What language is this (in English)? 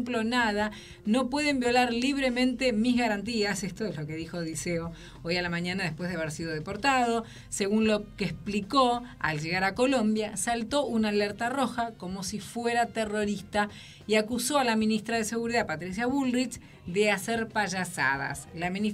Spanish